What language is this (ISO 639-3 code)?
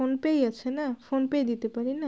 ben